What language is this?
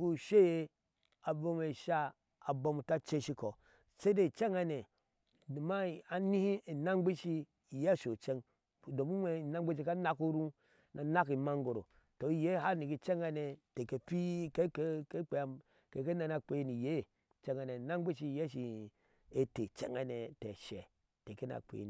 Ashe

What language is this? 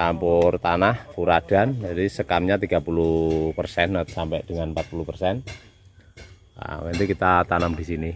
Indonesian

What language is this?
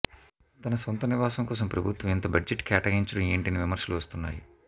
Telugu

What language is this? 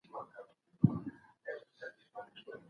Pashto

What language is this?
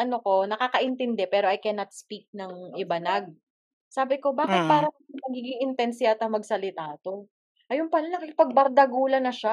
Filipino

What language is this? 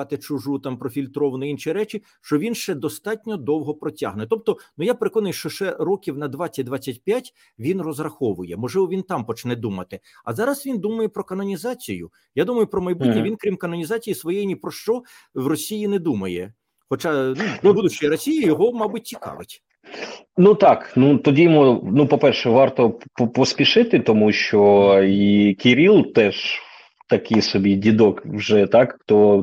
Ukrainian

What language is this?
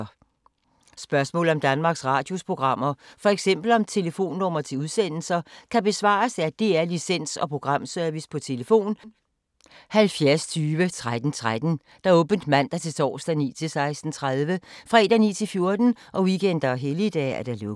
Danish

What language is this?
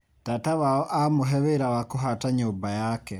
Kikuyu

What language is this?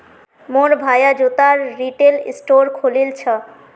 Magahi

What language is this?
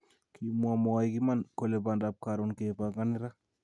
Kalenjin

